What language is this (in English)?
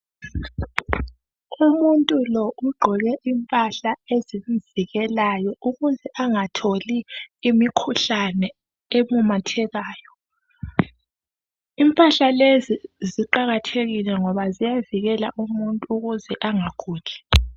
North Ndebele